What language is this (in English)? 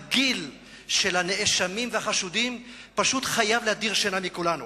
Hebrew